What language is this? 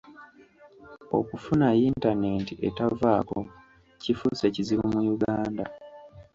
Ganda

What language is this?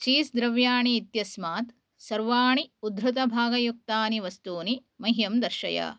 Sanskrit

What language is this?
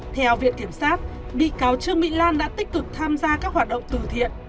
Vietnamese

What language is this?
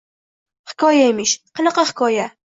Uzbek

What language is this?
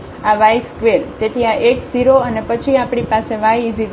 Gujarati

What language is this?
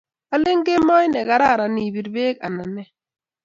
Kalenjin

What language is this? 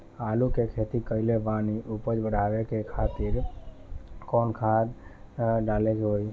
Bhojpuri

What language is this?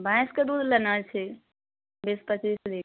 Maithili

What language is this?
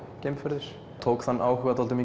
Icelandic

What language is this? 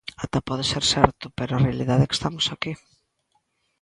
Galician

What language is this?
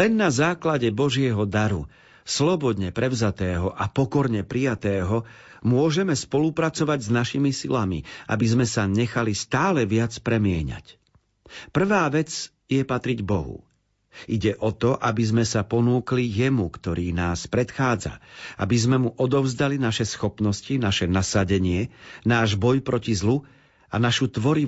Slovak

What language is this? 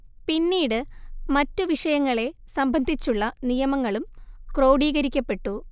Malayalam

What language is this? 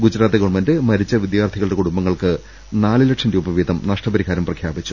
Malayalam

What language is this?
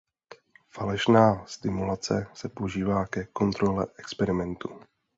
Czech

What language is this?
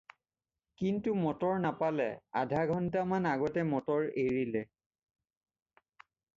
Assamese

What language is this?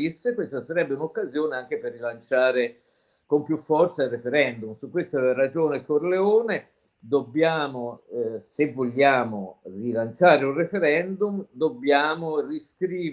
Italian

